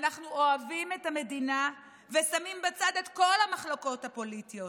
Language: Hebrew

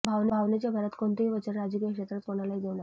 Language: Marathi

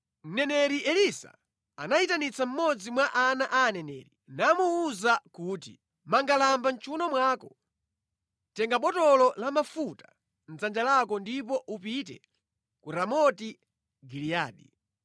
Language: Nyanja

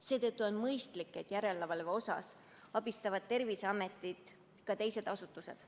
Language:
Estonian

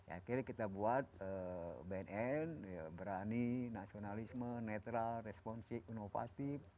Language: Indonesian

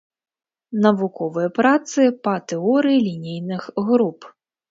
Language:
Belarusian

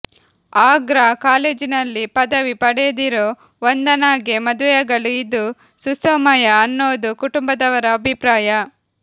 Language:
Kannada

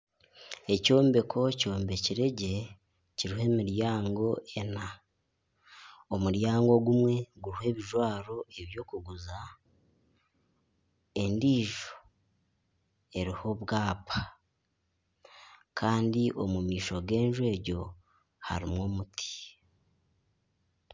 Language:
Nyankole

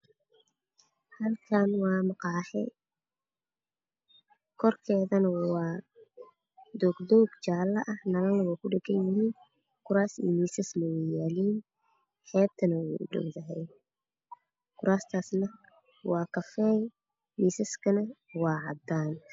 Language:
Somali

